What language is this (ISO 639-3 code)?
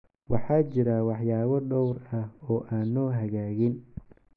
som